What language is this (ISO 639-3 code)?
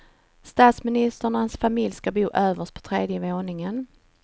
swe